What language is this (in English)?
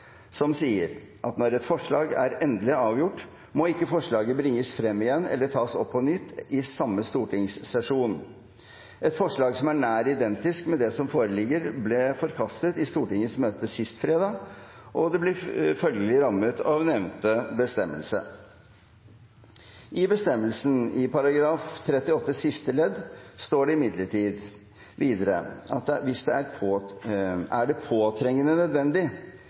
Norwegian Bokmål